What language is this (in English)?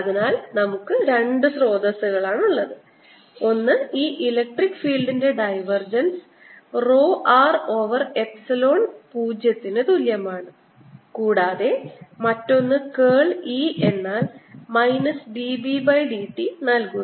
Malayalam